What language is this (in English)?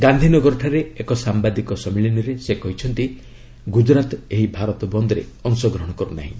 Odia